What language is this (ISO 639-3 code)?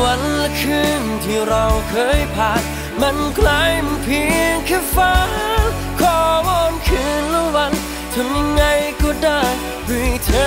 tha